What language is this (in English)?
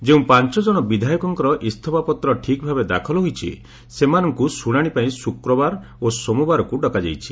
Odia